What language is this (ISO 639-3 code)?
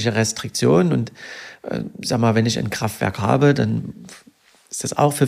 deu